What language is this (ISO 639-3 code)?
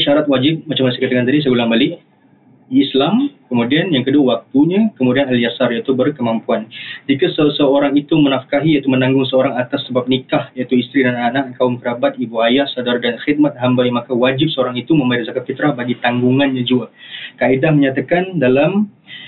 msa